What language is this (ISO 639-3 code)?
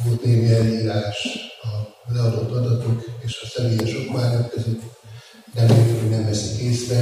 hun